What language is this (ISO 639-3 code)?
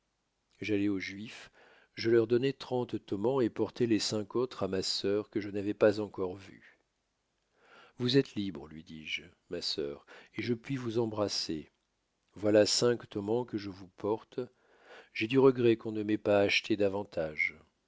fra